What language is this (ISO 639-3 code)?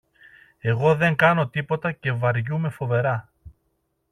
ell